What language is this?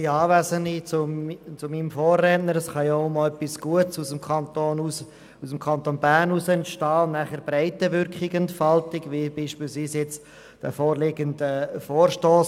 Swiss German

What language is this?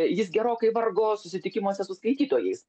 Lithuanian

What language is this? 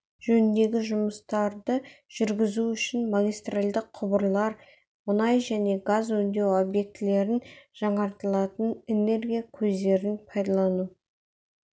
Kazakh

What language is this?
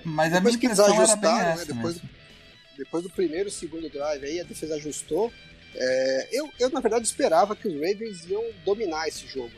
Portuguese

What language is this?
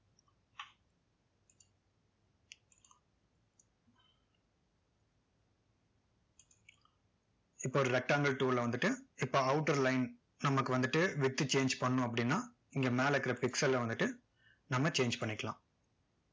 Tamil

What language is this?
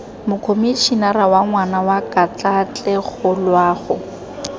Tswana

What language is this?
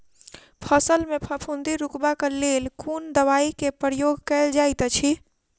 Maithili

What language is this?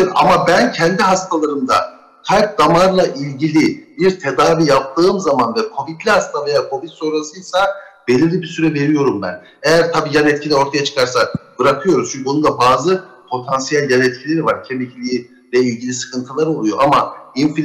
Turkish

